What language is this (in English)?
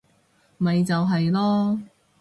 Cantonese